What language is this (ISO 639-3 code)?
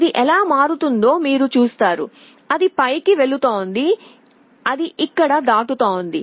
tel